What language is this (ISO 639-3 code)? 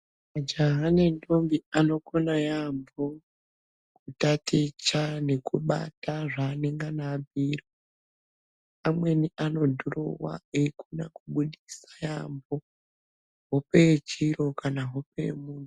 ndc